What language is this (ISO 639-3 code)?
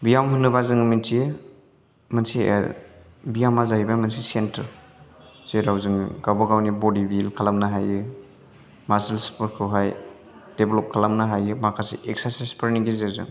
brx